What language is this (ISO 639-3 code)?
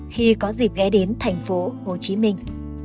vie